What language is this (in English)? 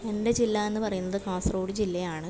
Malayalam